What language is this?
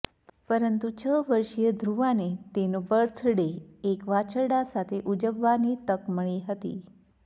Gujarati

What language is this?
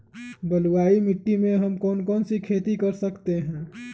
Magahi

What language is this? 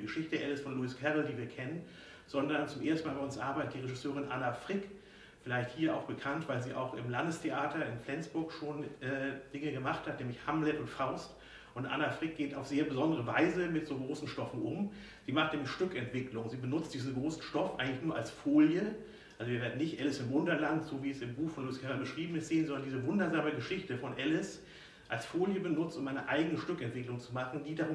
German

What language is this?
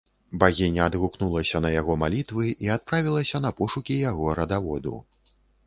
Belarusian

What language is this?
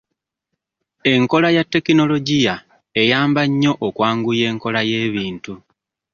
Ganda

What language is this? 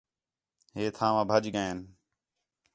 Khetrani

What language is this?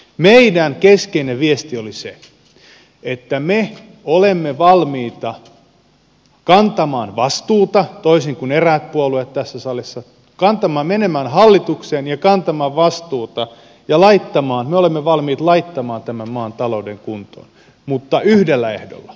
Finnish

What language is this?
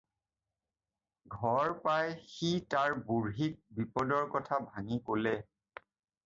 Assamese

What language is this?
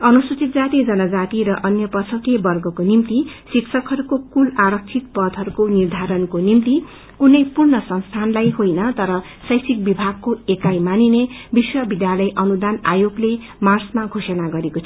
Nepali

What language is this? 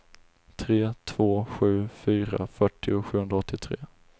Swedish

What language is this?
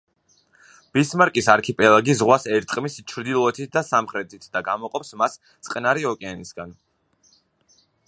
Georgian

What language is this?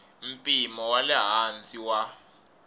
Tsonga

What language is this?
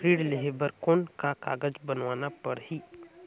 Chhattisgarhi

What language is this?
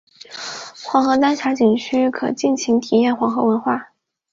Chinese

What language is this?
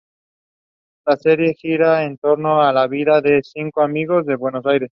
Spanish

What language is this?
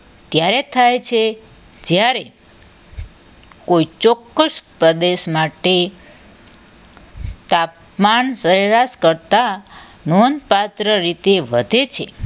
Gujarati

